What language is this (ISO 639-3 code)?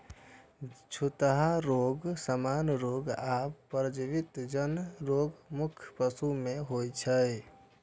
mai